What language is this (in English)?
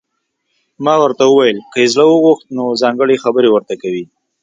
Pashto